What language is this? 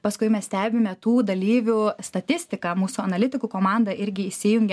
Lithuanian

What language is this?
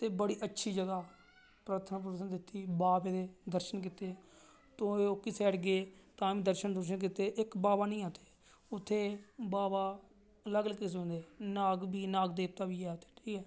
Dogri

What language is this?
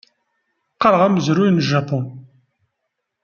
Kabyle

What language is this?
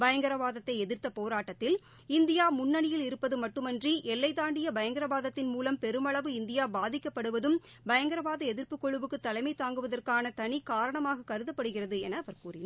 Tamil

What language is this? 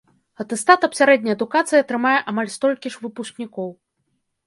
Belarusian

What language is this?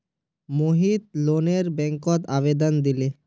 Magahi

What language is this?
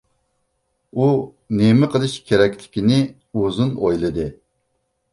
Uyghur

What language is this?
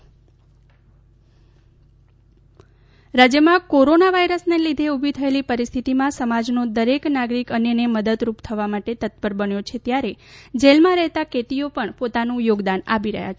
Gujarati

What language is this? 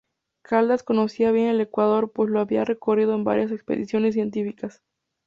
Spanish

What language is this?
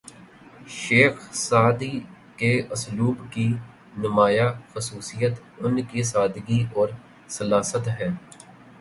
Urdu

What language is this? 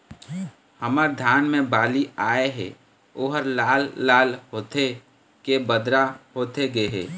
Chhattisgarhi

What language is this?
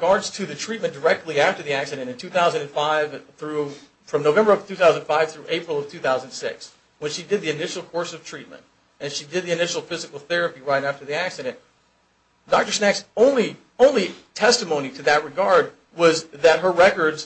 English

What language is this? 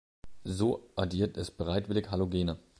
German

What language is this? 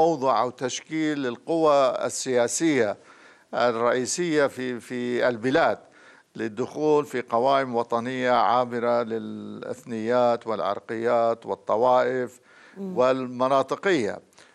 Arabic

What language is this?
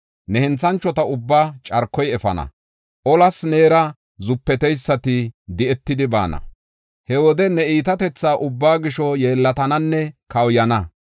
Gofa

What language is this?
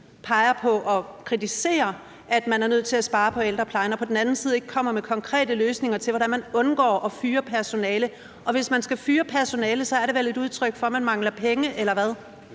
Danish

